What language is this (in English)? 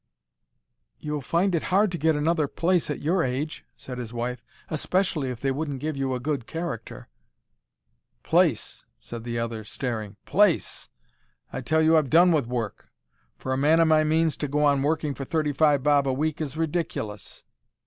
English